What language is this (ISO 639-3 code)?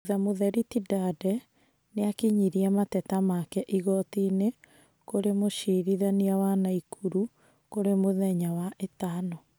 kik